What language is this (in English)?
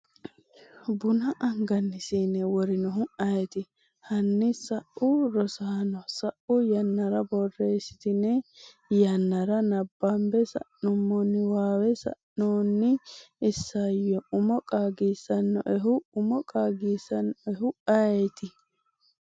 Sidamo